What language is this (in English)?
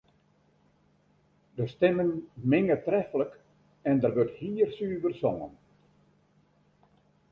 Western Frisian